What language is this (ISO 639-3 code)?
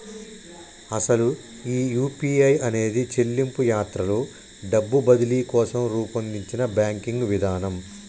tel